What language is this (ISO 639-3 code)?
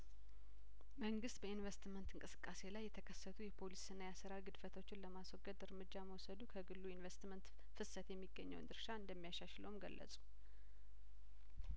amh